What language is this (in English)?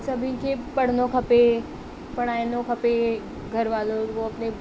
Sindhi